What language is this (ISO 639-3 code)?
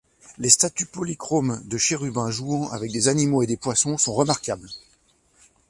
fra